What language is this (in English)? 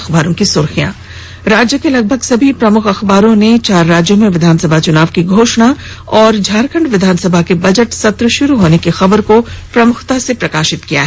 Hindi